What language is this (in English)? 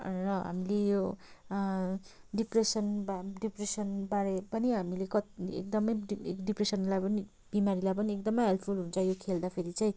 Nepali